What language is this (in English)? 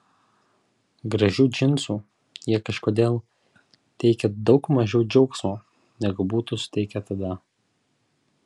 Lithuanian